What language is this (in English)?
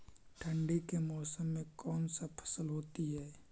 Magahi